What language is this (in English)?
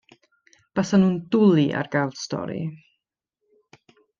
Welsh